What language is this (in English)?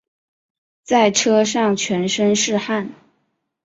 Chinese